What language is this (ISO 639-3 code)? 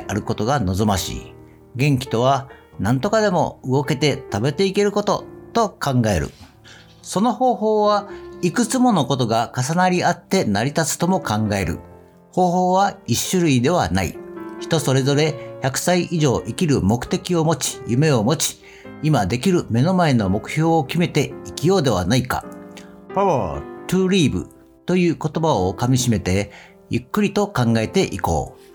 jpn